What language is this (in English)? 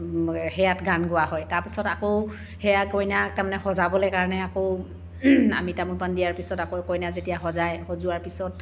Assamese